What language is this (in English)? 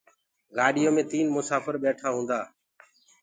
Gurgula